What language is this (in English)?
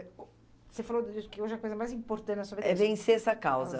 Portuguese